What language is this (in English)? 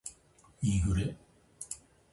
Japanese